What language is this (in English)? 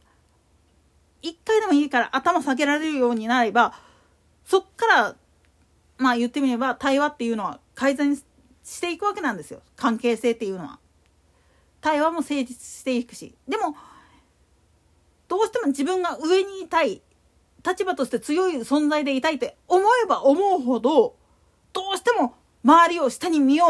Japanese